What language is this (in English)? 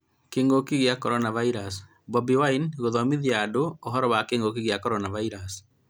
Kikuyu